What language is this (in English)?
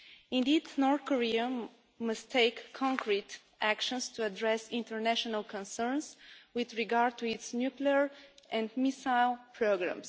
English